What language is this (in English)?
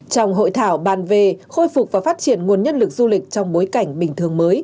Vietnamese